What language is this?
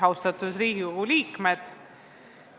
Estonian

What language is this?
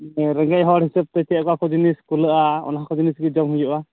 Santali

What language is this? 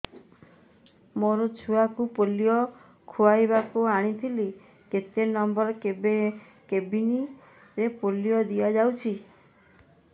Odia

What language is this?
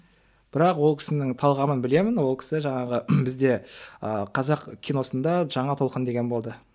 Kazakh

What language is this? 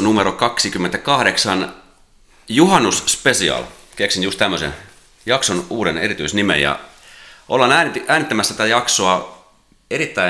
Finnish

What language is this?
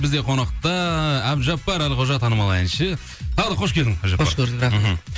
Kazakh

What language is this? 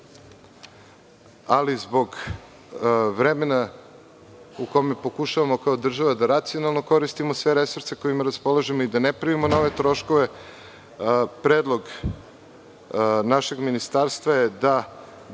Serbian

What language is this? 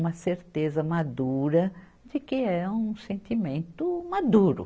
Portuguese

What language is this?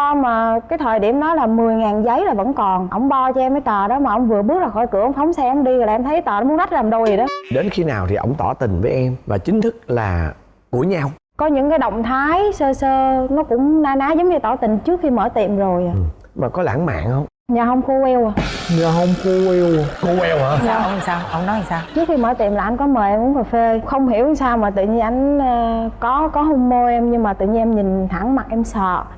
Vietnamese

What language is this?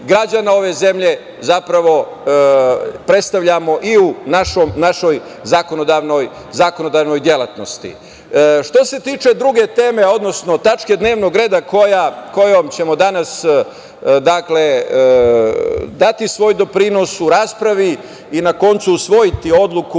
Serbian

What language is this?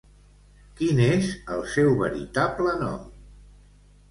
Catalan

